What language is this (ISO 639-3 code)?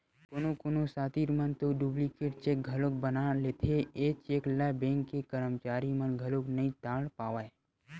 hne